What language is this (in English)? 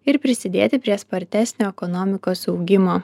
Lithuanian